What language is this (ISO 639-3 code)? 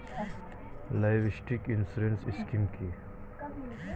ben